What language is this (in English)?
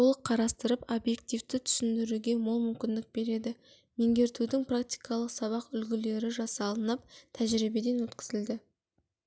Kazakh